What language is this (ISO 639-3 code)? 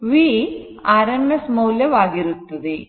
kan